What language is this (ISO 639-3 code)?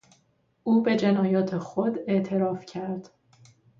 fas